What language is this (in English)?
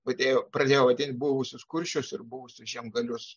Lithuanian